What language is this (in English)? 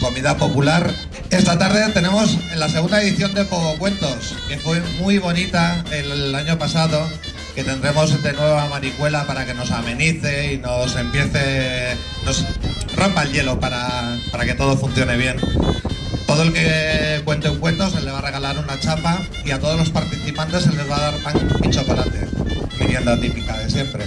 Spanish